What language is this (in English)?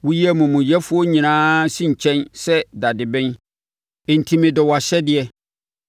Akan